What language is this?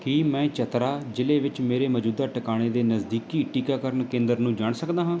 Punjabi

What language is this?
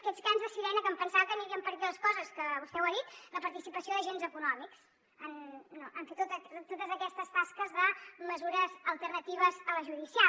Catalan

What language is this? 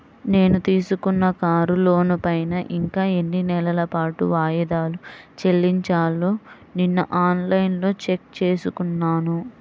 Telugu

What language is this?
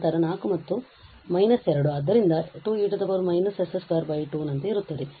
Kannada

